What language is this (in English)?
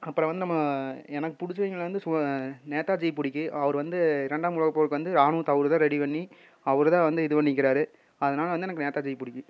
Tamil